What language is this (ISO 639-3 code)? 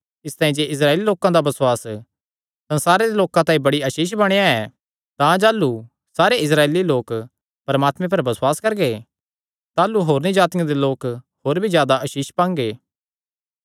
xnr